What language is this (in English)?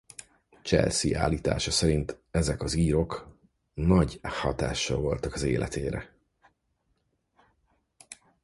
Hungarian